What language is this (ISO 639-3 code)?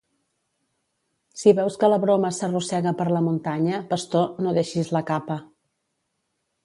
cat